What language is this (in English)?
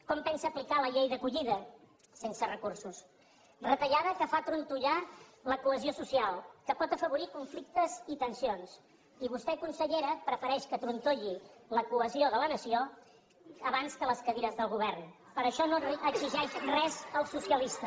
Catalan